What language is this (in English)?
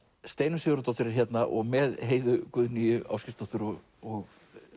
Icelandic